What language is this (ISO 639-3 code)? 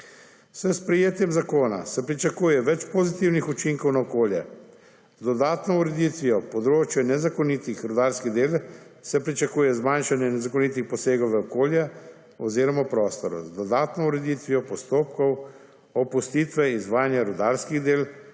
slv